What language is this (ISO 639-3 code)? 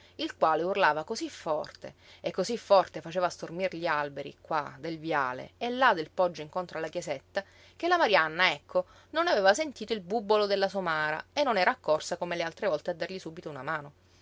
ita